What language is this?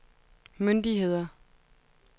Danish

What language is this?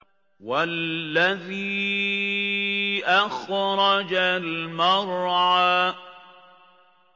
Arabic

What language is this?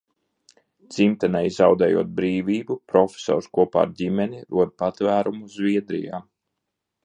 Latvian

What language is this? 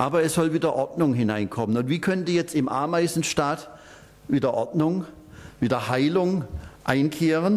German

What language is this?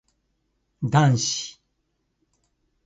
Japanese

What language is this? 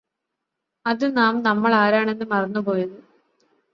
Malayalam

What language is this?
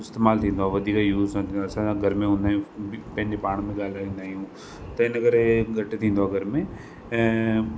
Sindhi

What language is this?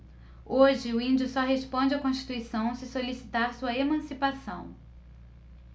Portuguese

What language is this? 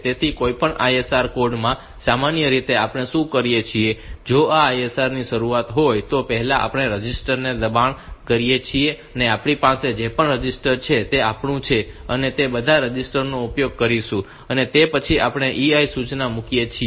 Gujarati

